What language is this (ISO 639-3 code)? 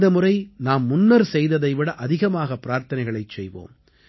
tam